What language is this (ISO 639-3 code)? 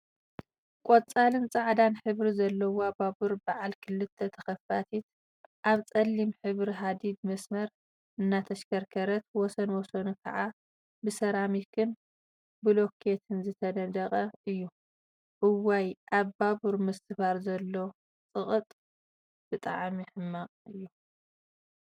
tir